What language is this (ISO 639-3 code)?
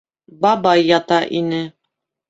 bak